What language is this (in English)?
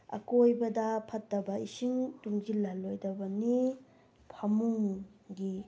Manipuri